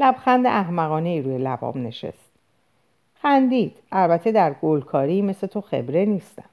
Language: Persian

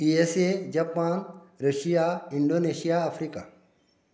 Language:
Konkani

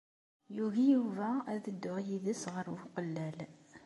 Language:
Kabyle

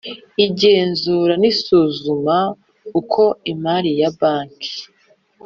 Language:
Kinyarwanda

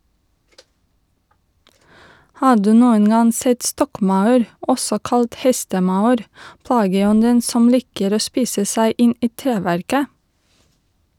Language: Norwegian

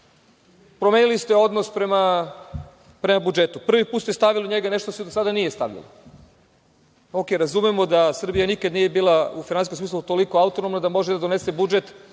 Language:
Serbian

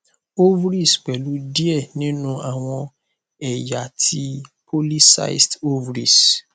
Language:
Yoruba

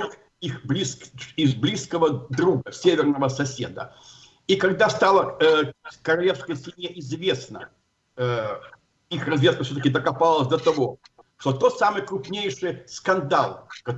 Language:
Russian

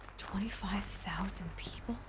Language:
English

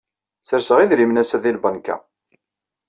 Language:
Kabyle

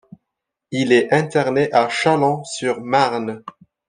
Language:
French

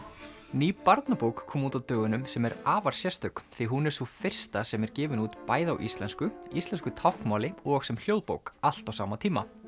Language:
Icelandic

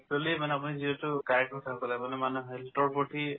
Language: Assamese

